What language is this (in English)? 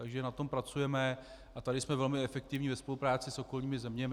Czech